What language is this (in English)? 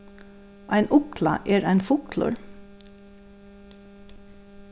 Faroese